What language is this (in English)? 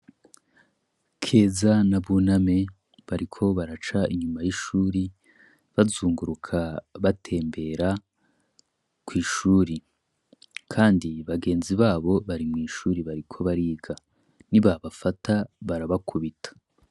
Rundi